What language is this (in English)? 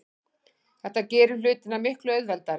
Icelandic